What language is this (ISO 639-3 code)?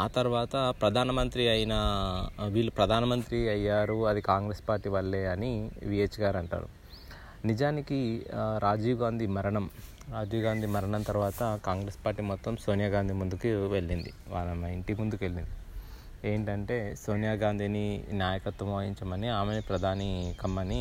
tel